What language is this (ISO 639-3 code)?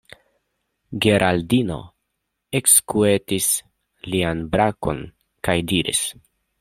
epo